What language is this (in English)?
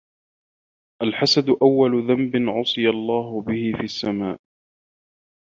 Arabic